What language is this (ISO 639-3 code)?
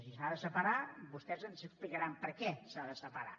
cat